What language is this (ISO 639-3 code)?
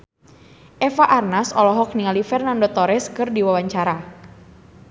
sun